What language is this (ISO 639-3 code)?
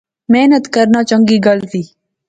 phr